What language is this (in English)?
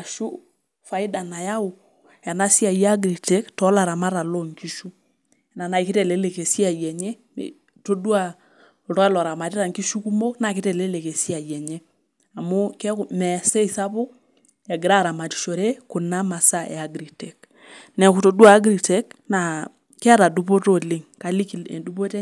Masai